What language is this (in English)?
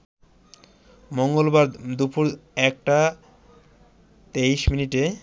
Bangla